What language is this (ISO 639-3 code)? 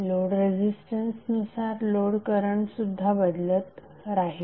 mar